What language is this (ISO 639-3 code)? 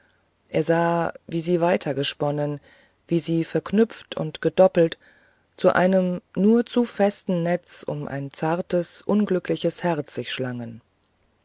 deu